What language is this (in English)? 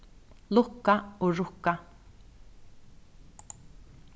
Faroese